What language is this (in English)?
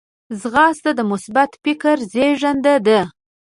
Pashto